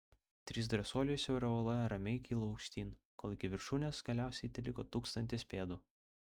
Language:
Lithuanian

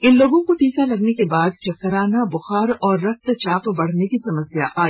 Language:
Hindi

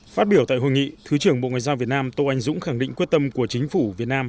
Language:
Vietnamese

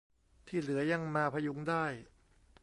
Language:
Thai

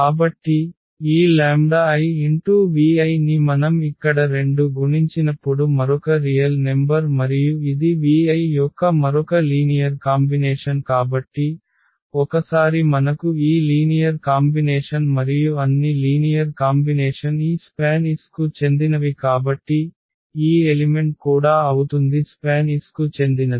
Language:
Telugu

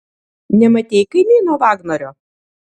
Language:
Lithuanian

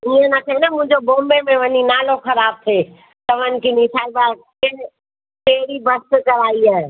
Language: Sindhi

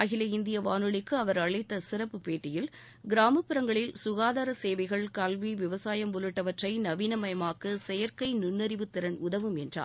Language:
Tamil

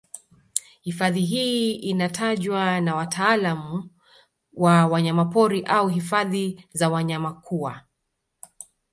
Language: Swahili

